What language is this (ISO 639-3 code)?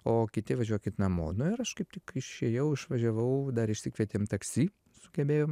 lit